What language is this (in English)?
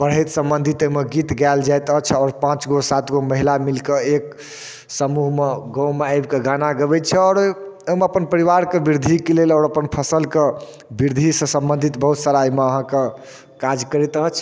Maithili